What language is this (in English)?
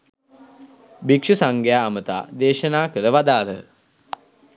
Sinhala